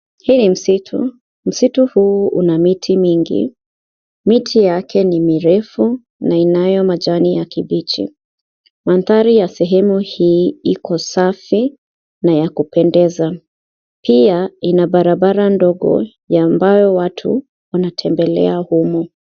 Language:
Swahili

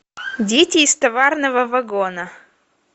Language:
Russian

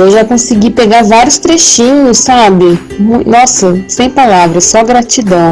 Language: Portuguese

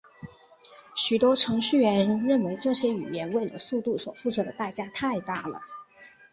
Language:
Chinese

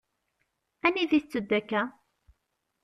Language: Kabyle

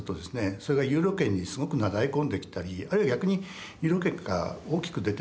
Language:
Japanese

